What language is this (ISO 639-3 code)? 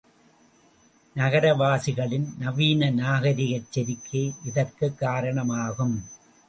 tam